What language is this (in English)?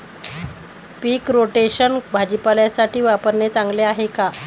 Marathi